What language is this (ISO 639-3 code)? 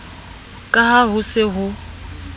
sot